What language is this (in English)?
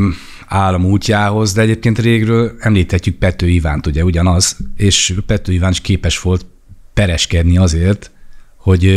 Hungarian